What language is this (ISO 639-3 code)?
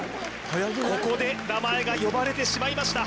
jpn